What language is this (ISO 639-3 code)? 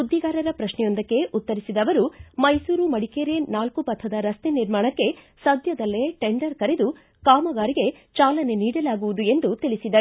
kan